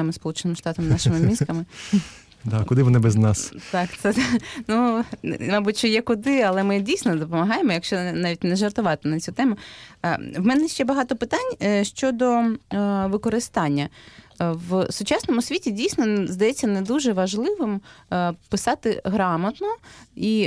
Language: Ukrainian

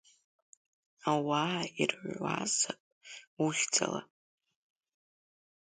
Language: Abkhazian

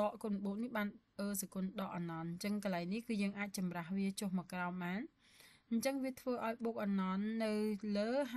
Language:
Vietnamese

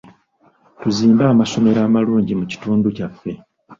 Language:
Ganda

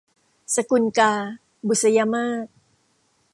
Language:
Thai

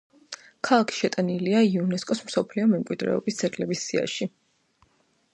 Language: Georgian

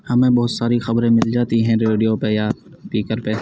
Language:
Urdu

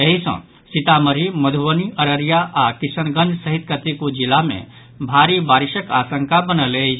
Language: Maithili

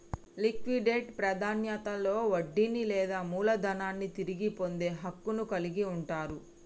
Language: Telugu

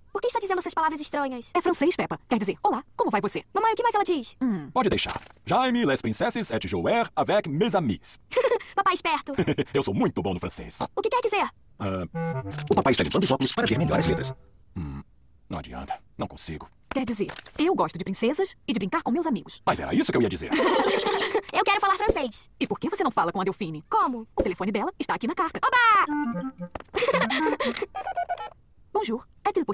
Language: Portuguese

